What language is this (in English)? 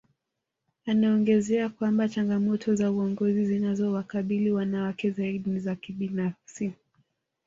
Swahili